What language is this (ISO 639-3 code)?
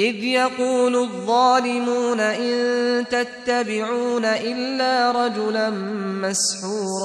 fas